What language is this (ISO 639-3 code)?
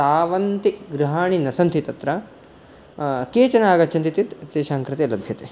san